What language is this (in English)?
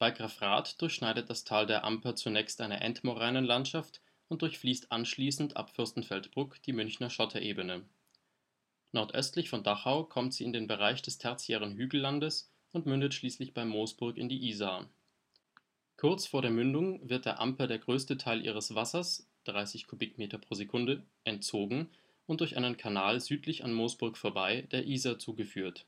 German